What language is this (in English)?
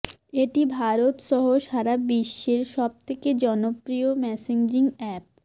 Bangla